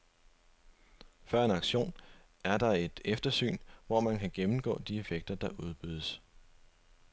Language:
Danish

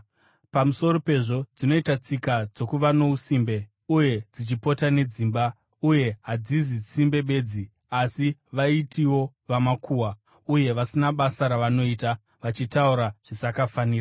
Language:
Shona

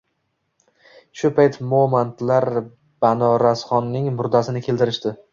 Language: Uzbek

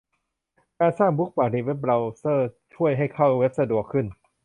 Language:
Thai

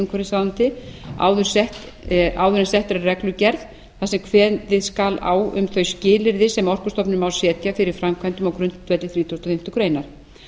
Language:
Icelandic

